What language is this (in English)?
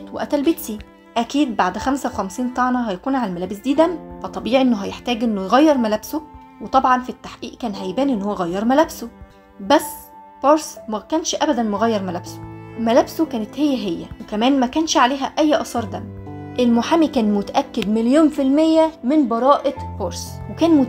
Arabic